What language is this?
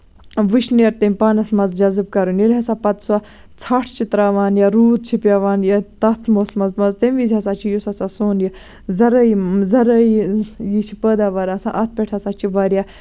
Kashmiri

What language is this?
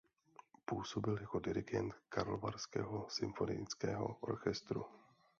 Czech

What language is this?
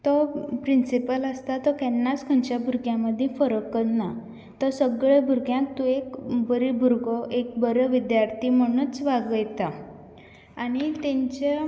Konkani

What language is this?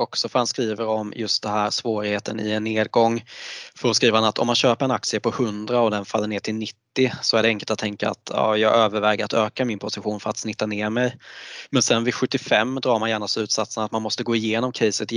Swedish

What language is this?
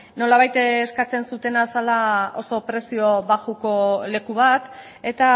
Basque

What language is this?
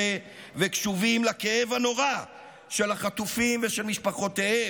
Hebrew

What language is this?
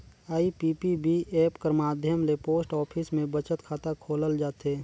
Chhattisgarhi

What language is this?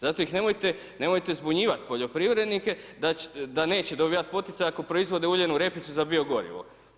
Croatian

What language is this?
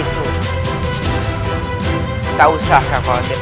Indonesian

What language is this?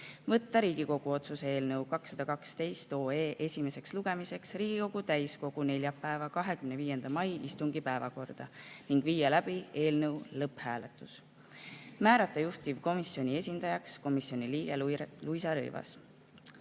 Estonian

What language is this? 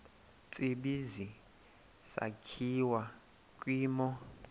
Xhosa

